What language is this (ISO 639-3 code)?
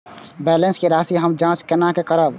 mai